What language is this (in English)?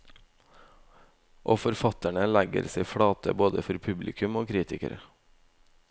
Norwegian